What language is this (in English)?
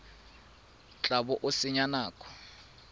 Tswana